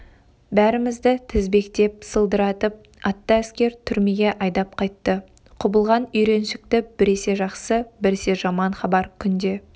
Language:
Kazakh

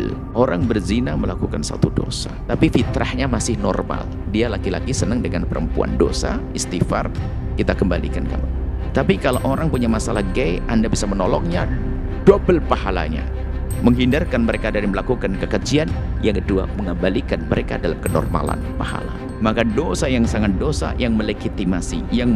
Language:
Indonesian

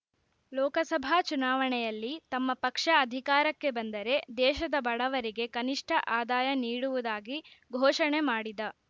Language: Kannada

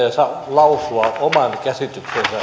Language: Finnish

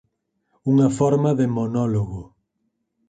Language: Galician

